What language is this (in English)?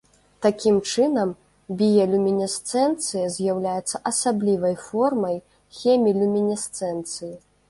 Belarusian